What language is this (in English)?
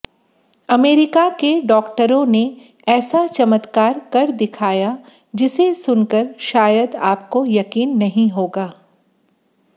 Hindi